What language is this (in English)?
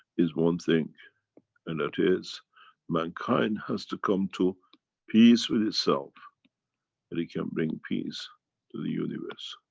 English